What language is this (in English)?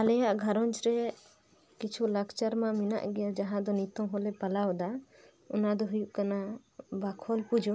Santali